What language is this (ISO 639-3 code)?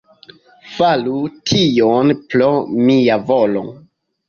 epo